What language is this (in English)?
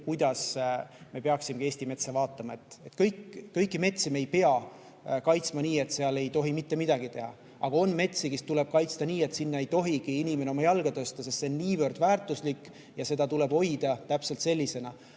Estonian